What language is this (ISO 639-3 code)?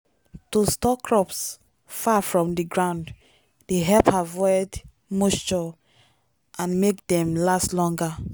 pcm